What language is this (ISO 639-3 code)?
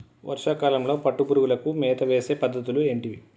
tel